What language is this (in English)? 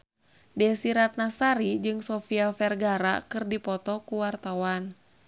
Sundanese